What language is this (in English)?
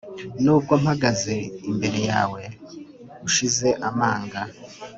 Kinyarwanda